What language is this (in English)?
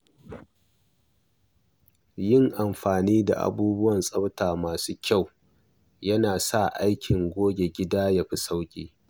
Hausa